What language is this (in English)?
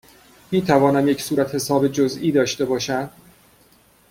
Persian